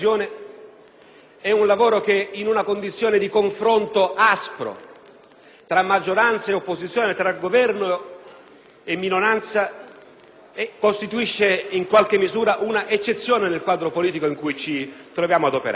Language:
Italian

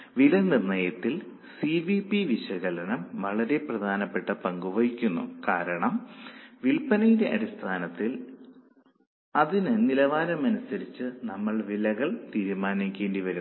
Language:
Malayalam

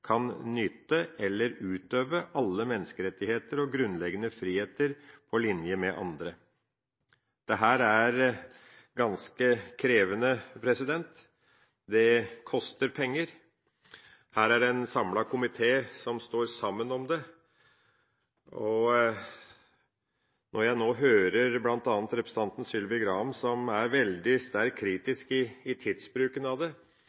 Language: Norwegian Bokmål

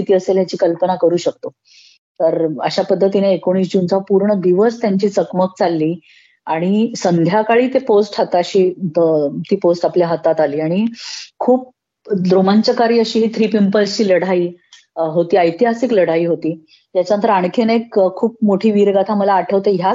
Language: Marathi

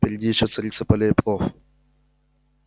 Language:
Russian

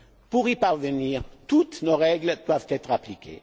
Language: French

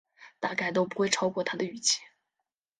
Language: Chinese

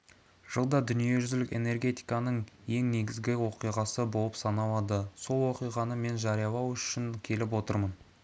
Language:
Kazakh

